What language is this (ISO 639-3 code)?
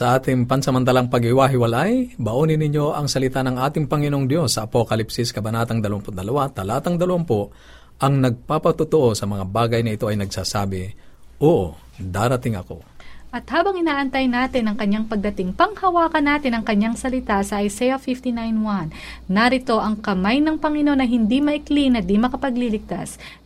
fil